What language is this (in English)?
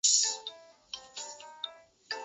Chinese